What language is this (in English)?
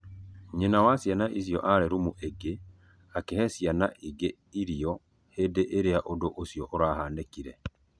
Kikuyu